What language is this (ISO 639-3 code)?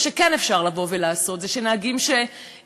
heb